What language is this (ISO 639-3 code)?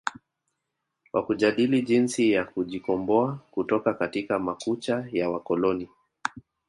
swa